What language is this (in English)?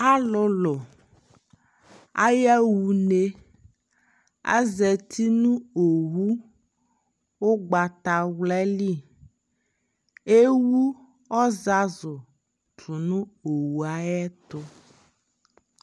Ikposo